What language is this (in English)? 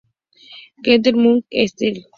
Spanish